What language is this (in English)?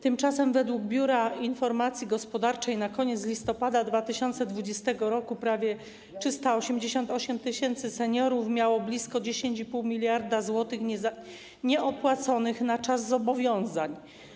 Polish